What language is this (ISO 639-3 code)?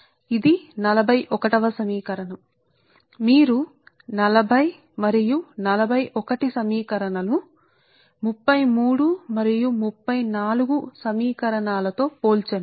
tel